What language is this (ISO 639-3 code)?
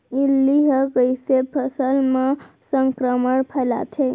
hne